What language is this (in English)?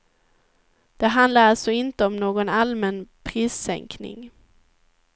Swedish